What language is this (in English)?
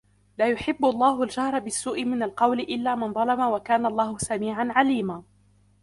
Arabic